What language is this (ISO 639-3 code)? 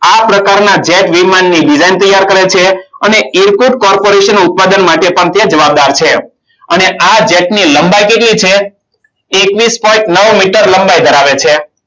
guj